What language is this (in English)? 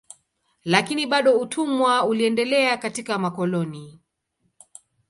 Swahili